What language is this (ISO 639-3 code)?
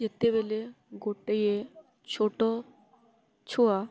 ori